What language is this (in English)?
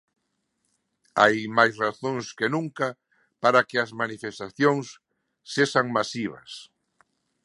Galician